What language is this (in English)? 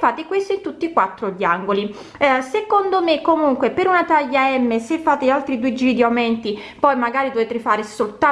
Italian